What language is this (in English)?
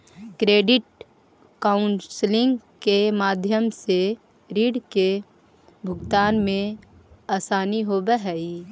Magahi